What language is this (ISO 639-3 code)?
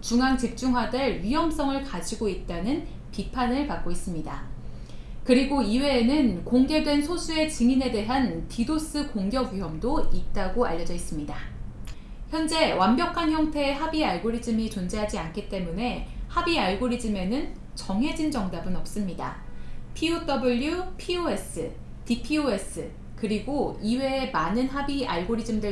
kor